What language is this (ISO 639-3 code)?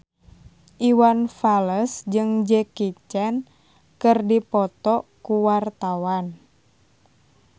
sun